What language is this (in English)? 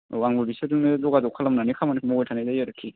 Bodo